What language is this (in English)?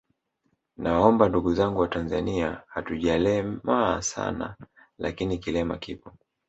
Swahili